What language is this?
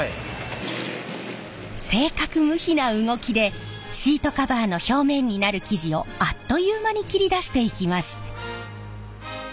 Japanese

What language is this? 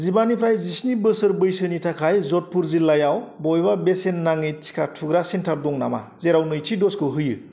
Bodo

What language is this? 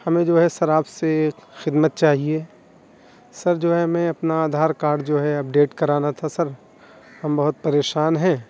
Urdu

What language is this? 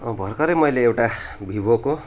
Nepali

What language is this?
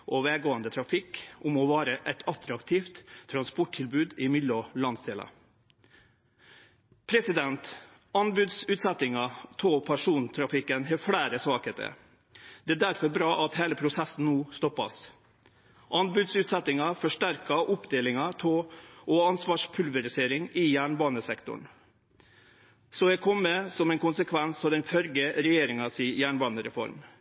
Norwegian Nynorsk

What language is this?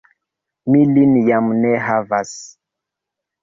Esperanto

